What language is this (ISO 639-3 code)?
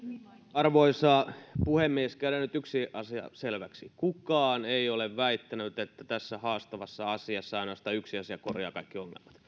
fin